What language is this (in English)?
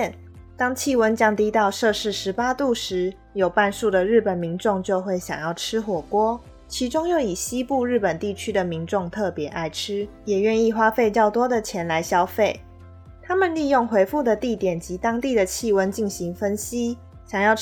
Chinese